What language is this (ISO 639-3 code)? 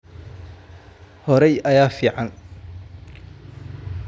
som